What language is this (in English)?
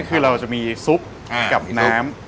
Thai